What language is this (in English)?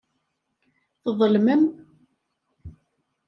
Kabyle